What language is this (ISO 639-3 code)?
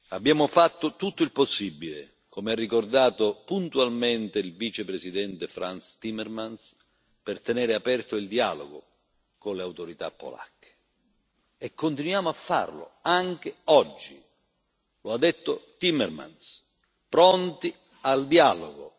ita